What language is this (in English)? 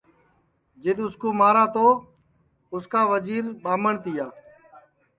Sansi